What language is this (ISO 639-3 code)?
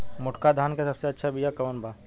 bho